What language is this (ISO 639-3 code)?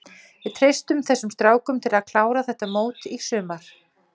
isl